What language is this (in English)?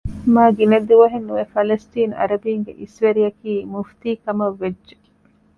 Divehi